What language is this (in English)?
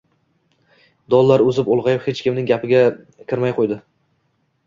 Uzbek